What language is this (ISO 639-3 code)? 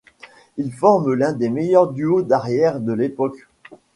fra